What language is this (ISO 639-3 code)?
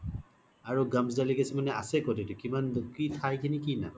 asm